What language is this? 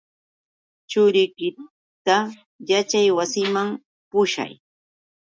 Yauyos Quechua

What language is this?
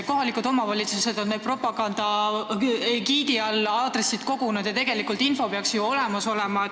Estonian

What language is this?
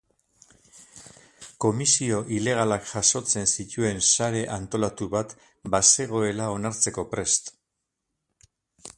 Basque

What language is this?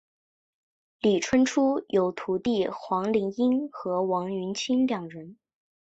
Chinese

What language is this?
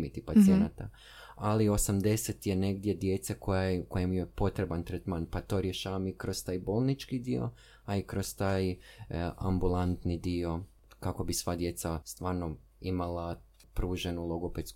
Croatian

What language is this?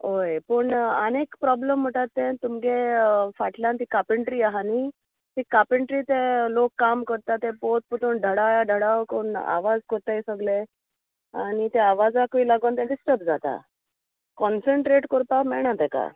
Konkani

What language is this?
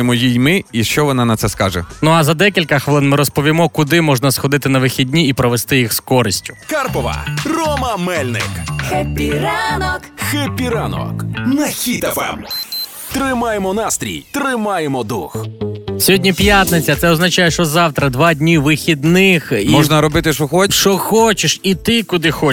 Ukrainian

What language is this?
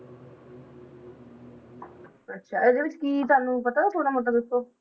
Punjabi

